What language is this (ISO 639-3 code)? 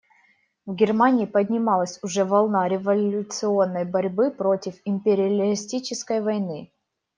rus